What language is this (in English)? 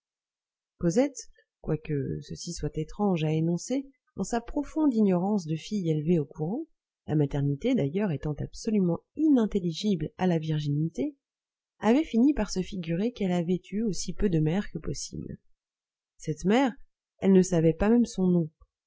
French